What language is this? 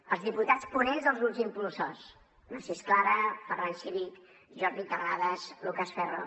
Catalan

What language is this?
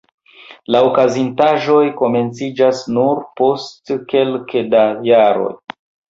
Esperanto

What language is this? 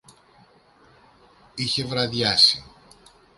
Greek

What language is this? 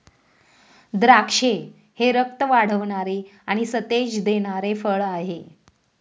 Marathi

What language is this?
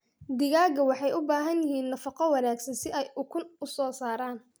Somali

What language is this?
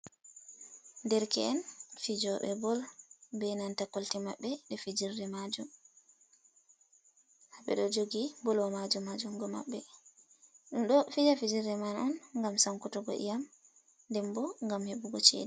Fula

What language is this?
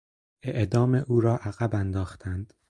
Persian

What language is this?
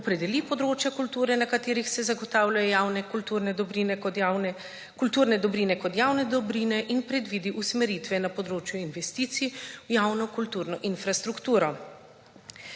Slovenian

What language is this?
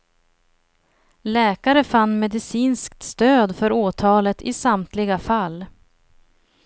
Swedish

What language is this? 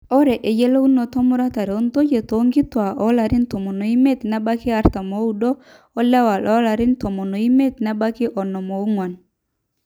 Masai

